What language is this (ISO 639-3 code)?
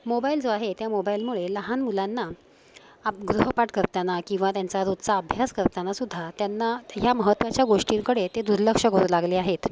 mar